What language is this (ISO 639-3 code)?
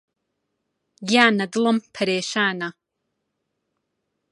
ckb